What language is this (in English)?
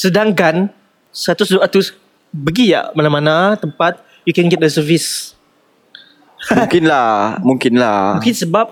Malay